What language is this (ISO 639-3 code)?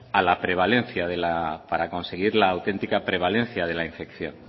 spa